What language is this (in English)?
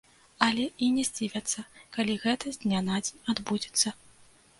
Belarusian